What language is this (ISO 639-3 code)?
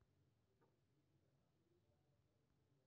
mai